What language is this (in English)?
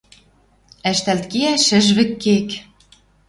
Western Mari